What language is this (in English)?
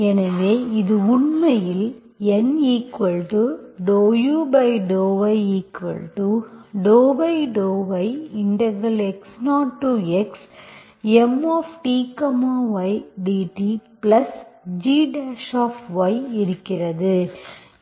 Tamil